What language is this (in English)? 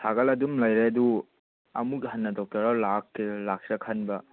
Manipuri